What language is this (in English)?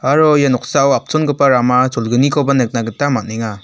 Garo